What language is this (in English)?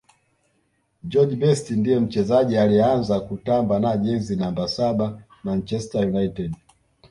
Swahili